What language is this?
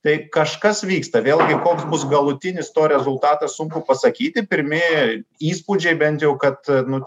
Lithuanian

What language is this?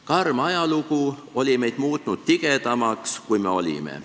Estonian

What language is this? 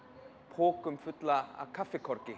Icelandic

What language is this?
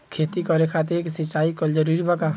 Bhojpuri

